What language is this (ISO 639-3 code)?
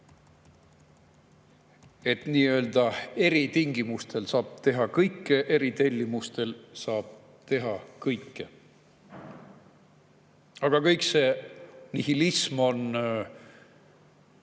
est